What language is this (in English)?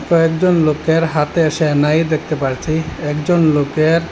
Bangla